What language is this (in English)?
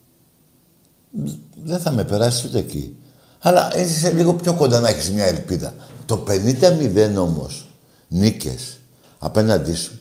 Greek